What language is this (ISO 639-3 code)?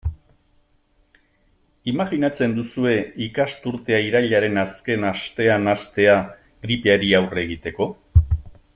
eus